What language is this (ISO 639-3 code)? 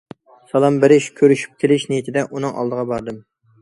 uig